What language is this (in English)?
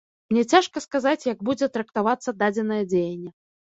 Belarusian